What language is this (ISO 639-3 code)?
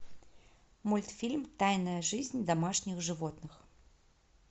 rus